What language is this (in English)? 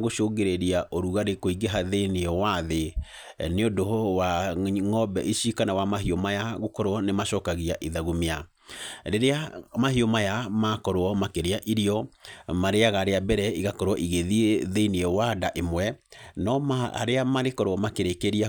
Kikuyu